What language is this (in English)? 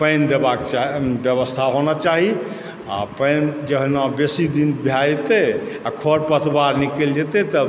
Maithili